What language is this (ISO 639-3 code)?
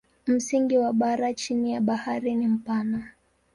swa